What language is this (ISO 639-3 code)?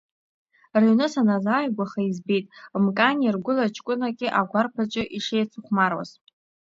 abk